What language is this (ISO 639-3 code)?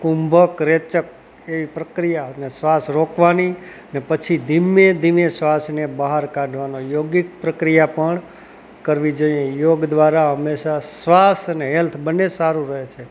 guj